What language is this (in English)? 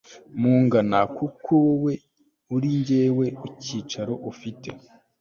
Kinyarwanda